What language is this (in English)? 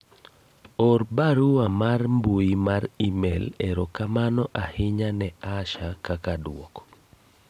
Luo (Kenya and Tanzania)